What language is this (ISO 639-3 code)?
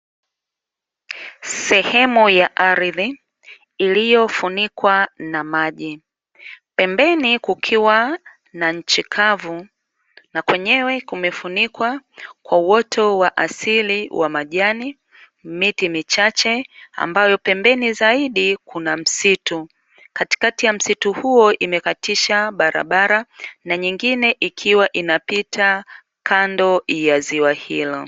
swa